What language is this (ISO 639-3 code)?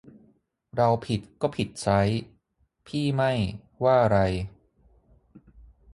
tha